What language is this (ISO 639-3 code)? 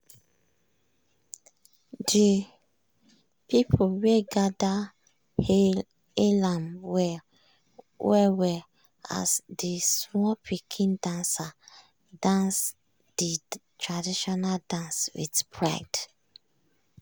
pcm